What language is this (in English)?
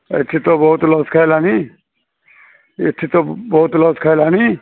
Odia